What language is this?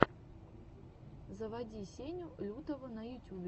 Russian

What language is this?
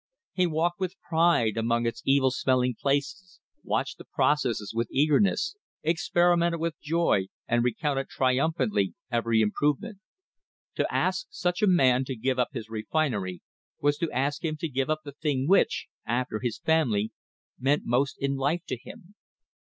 English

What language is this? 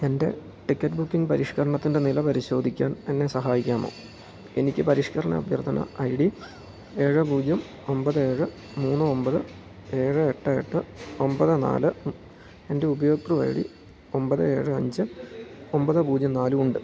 Malayalam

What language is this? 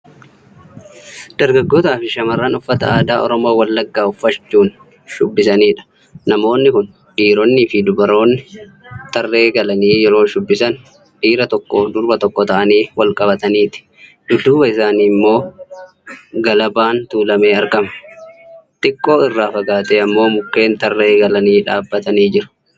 Oromo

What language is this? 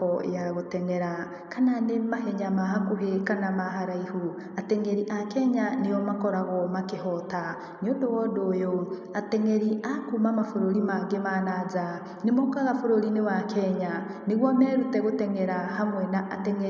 Kikuyu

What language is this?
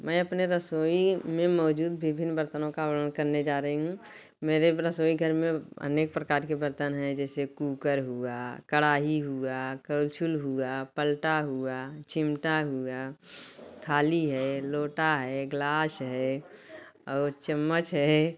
Hindi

